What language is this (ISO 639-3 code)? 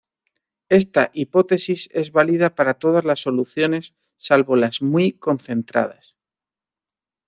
spa